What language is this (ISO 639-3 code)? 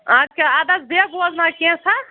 kas